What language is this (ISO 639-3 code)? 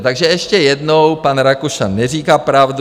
ces